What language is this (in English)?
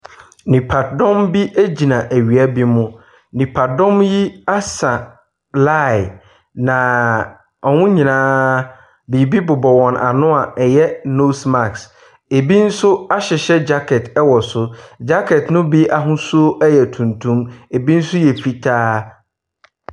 Akan